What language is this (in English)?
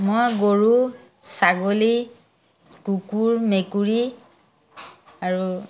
Assamese